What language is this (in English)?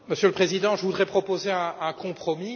French